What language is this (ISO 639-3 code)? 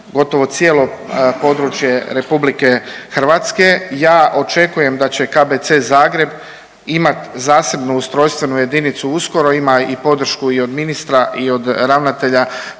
hrv